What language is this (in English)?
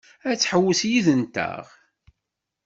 Kabyle